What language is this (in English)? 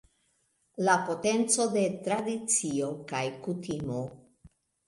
Esperanto